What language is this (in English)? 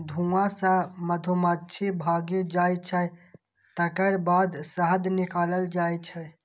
Maithili